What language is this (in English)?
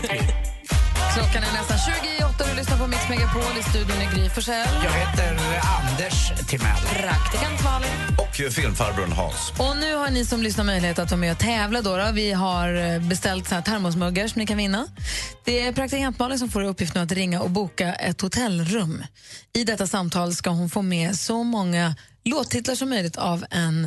Swedish